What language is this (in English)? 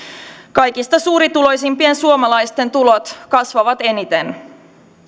Finnish